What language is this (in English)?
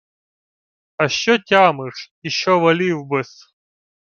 Ukrainian